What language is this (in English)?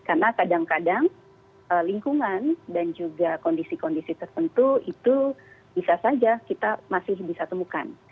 Indonesian